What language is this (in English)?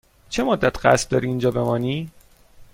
Persian